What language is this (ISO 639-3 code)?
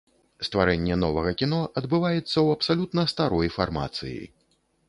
bel